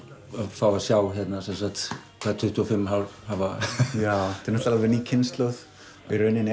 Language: Icelandic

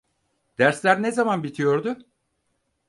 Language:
Turkish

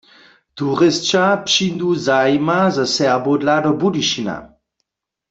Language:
Upper Sorbian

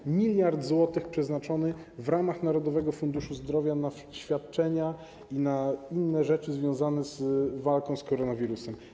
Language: Polish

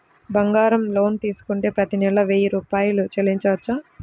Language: Telugu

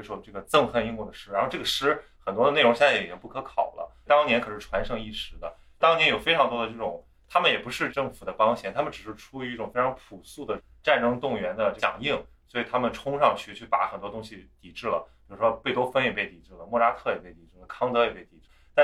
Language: Chinese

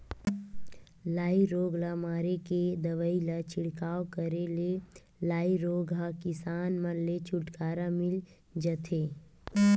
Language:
Chhattisgarhi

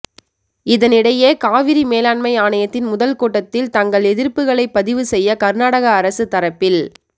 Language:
Tamil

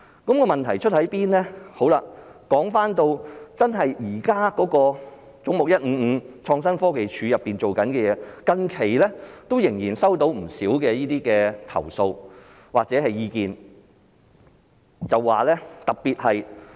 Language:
Cantonese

